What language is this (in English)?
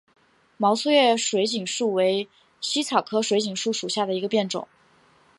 Chinese